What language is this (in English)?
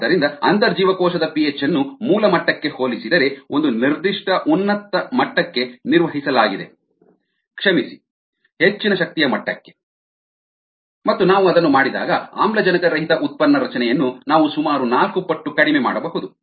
Kannada